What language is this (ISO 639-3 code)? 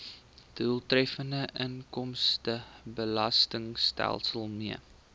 afr